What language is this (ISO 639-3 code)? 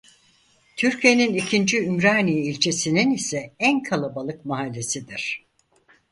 tur